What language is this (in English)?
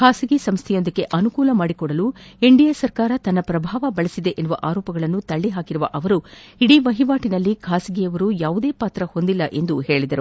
Kannada